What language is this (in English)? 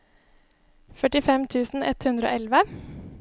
Norwegian